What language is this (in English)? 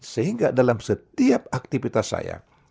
Indonesian